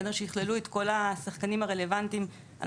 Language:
Hebrew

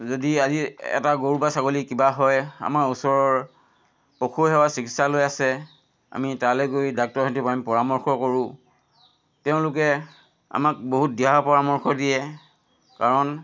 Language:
Assamese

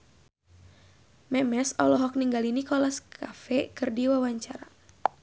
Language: Sundanese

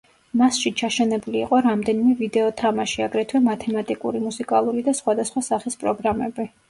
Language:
Georgian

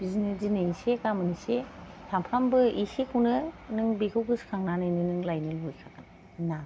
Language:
Bodo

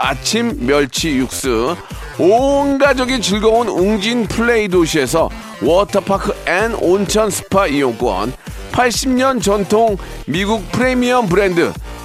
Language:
Korean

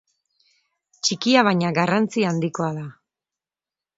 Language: Basque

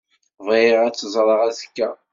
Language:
Kabyle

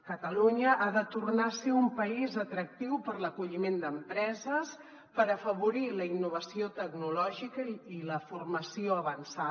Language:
Catalan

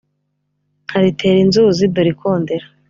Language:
Kinyarwanda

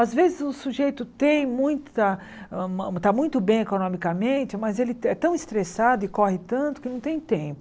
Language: Portuguese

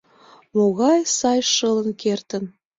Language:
Mari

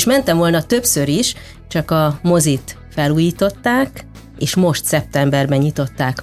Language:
Hungarian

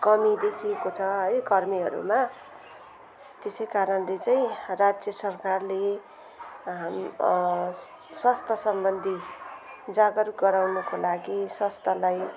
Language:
Nepali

